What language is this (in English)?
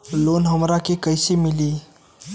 Bhojpuri